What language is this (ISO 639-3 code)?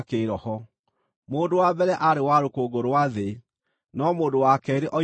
kik